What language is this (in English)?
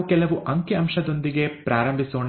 Kannada